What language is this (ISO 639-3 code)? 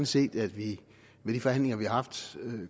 dan